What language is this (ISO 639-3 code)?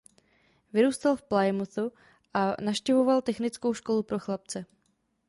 ces